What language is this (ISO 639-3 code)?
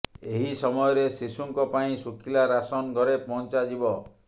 ori